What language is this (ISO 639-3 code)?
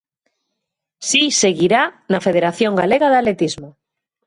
glg